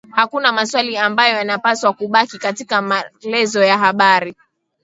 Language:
Swahili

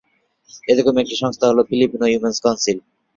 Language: Bangla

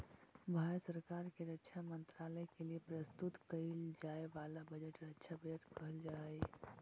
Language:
Magahi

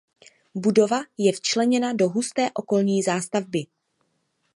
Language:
Czech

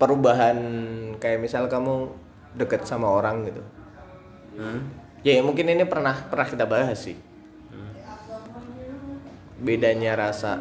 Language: Indonesian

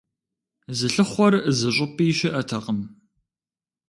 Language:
Kabardian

